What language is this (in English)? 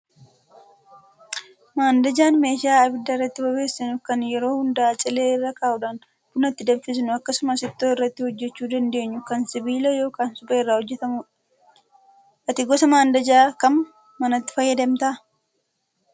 Oromo